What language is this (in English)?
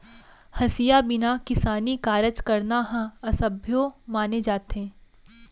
Chhattisgarhi